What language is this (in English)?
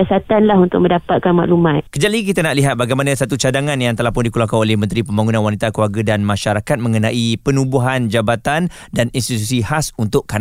Malay